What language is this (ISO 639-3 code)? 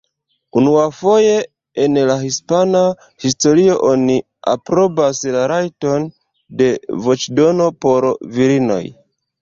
epo